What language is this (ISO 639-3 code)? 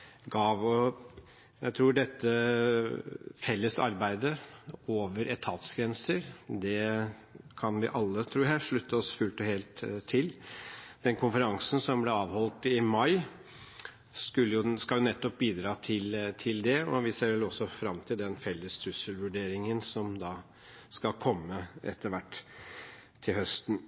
nob